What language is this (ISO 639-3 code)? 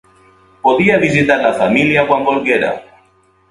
cat